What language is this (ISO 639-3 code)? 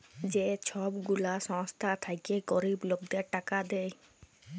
ben